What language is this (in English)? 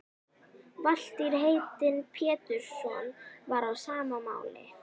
Icelandic